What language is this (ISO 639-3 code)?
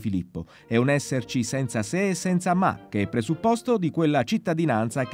ita